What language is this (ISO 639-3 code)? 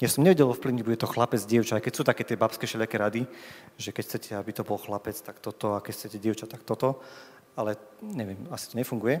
slk